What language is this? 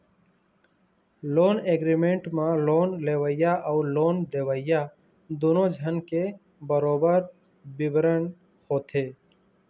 Chhattisgarhi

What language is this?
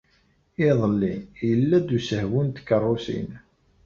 Kabyle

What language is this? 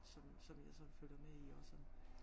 Danish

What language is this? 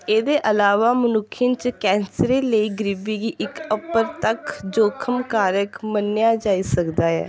Dogri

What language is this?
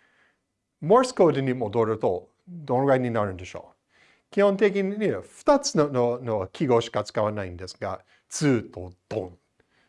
Japanese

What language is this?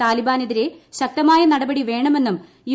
Malayalam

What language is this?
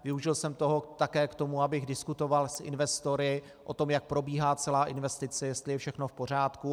Czech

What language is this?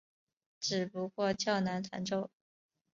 Chinese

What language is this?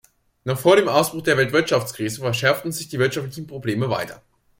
German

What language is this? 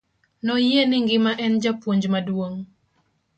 Luo (Kenya and Tanzania)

